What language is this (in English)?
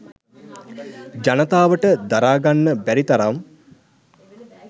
Sinhala